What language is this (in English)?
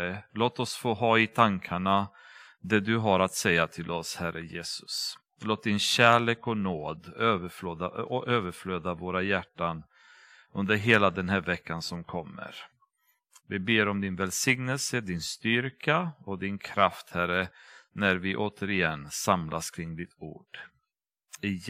Swedish